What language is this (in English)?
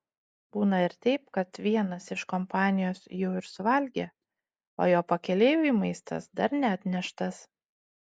Lithuanian